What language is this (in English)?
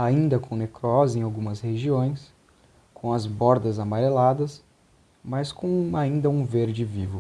Portuguese